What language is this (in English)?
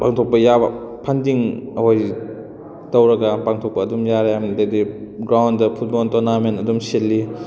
Manipuri